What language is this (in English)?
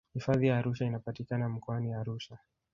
Swahili